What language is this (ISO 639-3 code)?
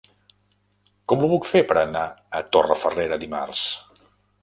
cat